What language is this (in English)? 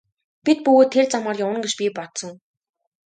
Mongolian